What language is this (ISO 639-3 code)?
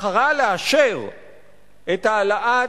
heb